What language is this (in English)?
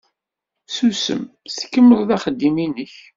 Kabyle